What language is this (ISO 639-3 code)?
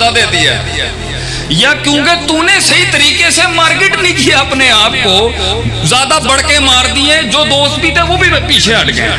urd